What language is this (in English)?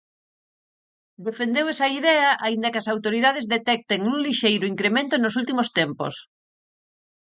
Galician